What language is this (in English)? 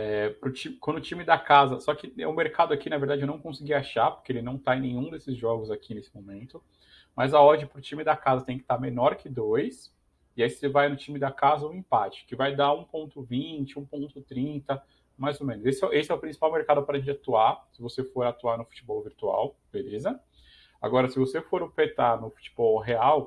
Portuguese